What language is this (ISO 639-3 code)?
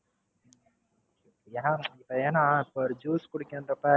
tam